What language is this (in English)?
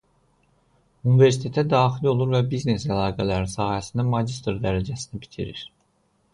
Azerbaijani